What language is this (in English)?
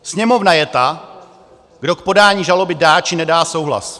Czech